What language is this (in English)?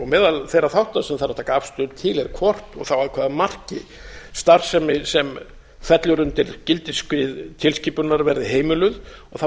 Icelandic